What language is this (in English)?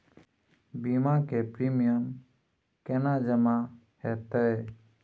Maithili